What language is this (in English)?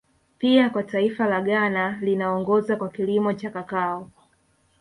Swahili